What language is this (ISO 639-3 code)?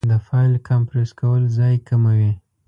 pus